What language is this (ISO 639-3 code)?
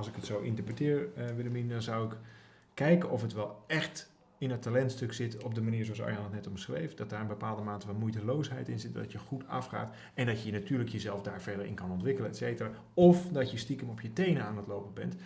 nld